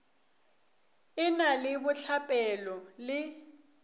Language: Northern Sotho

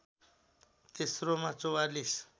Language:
Nepali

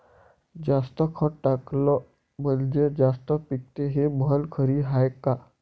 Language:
Marathi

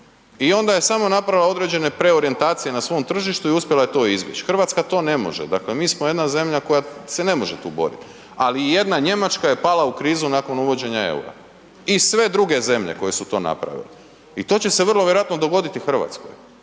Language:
Croatian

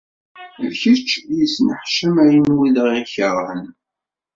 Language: Kabyle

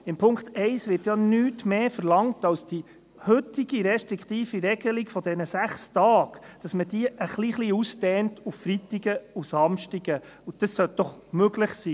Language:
Swiss German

